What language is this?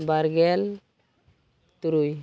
Santali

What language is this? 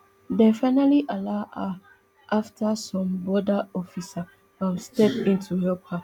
Nigerian Pidgin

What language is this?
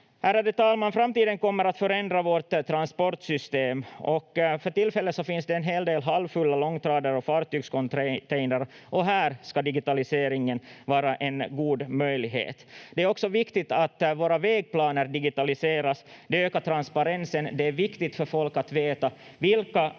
Finnish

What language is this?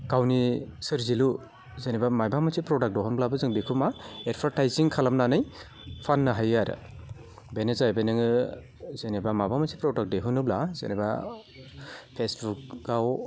Bodo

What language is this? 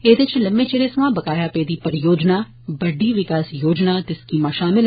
Dogri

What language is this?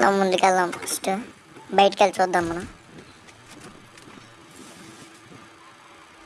Turkish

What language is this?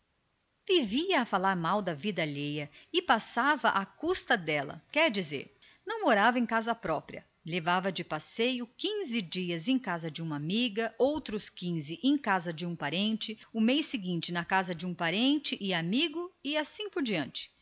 Portuguese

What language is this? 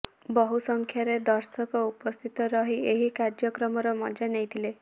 Odia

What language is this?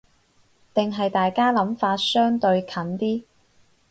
Cantonese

